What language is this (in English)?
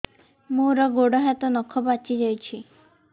Odia